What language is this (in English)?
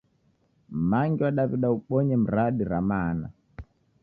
Taita